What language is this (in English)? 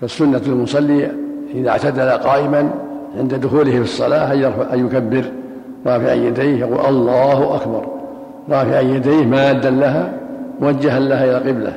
Arabic